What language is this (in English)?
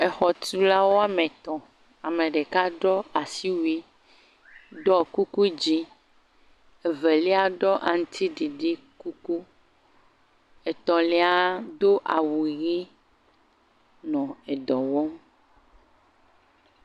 Ewe